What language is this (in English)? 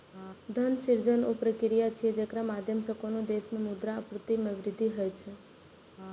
Maithili